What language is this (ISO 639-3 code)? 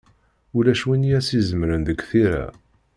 kab